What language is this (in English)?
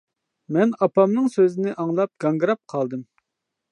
Uyghur